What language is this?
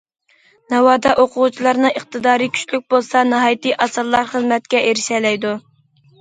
Uyghur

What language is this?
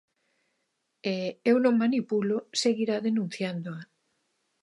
Galician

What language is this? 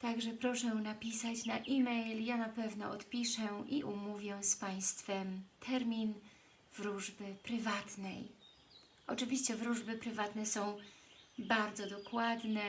Polish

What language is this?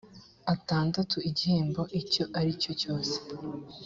Kinyarwanda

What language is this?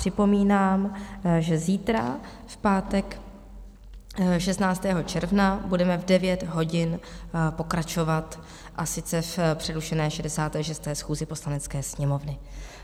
Czech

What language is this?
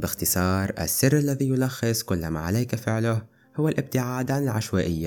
Arabic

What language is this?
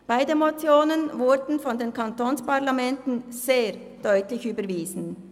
Swiss German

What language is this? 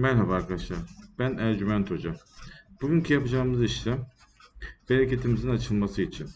Turkish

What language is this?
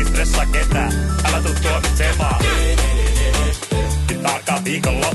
Finnish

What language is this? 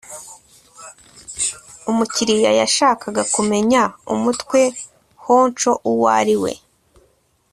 Kinyarwanda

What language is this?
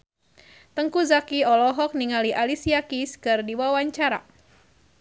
Sundanese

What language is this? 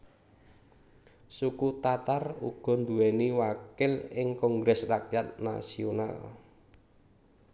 Javanese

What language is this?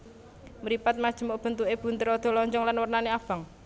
Javanese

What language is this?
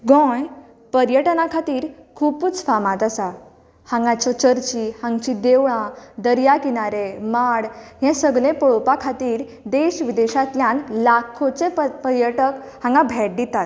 Konkani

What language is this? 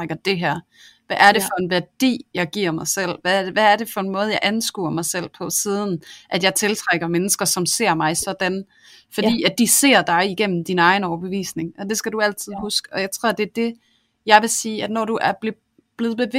Danish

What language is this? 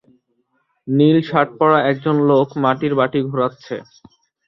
Bangla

